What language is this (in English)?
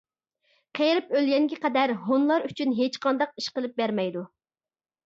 Uyghur